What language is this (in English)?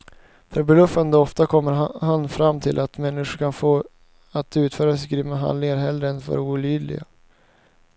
Swedish